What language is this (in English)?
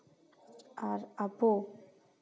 Santali